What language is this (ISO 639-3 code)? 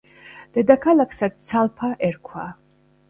kat